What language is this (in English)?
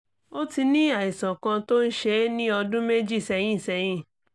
Yoruba